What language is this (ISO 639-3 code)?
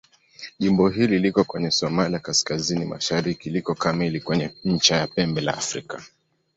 swa